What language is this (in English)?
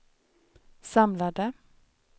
Swedish